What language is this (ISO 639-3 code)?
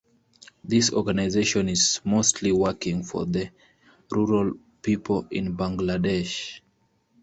eng